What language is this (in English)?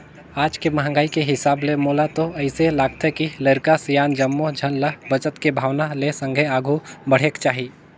Chhattisgarhi